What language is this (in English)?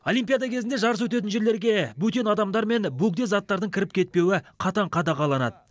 Kazakh